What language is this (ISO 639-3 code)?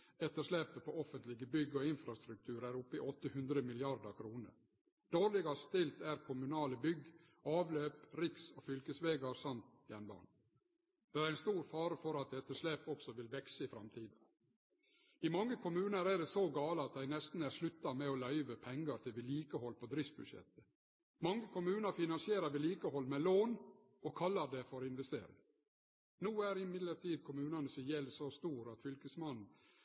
nno